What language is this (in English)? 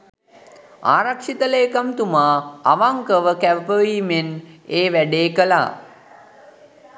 Sinhala